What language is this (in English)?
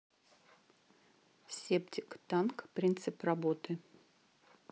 Russian